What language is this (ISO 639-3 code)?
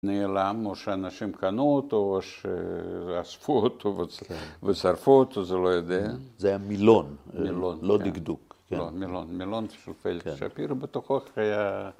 heb